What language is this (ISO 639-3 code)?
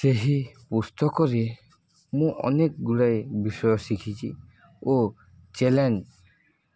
ori